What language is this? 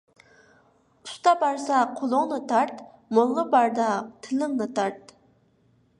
Uyghur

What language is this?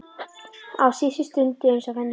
Icelandic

